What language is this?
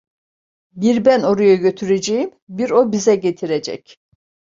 Turkish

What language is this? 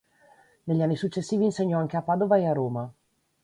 Italian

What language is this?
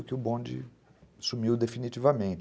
Portuguese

